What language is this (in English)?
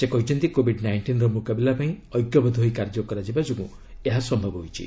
Odia